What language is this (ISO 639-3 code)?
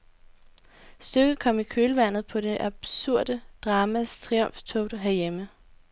dan